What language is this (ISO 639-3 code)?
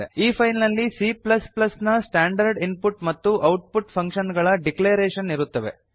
kan